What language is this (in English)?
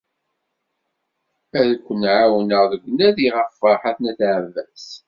Kabyle